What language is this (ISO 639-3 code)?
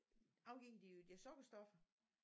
dan